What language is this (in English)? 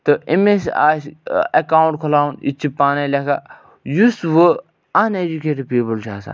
Kashmiri